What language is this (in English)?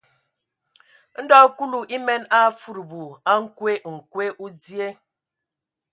Ewondo